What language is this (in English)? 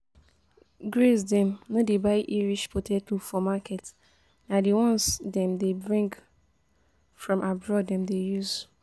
Nigerian Pidgin